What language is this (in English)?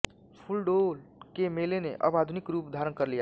Hindi